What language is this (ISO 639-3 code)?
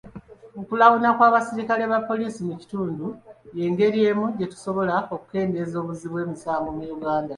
lug